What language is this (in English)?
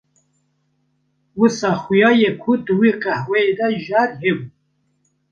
Kurdish